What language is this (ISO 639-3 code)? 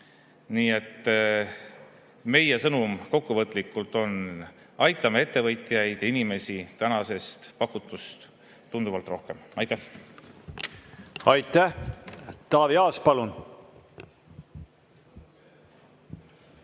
est